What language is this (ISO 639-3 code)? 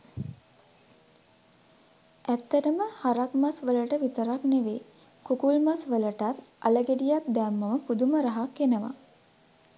sin